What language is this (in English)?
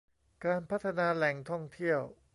Thai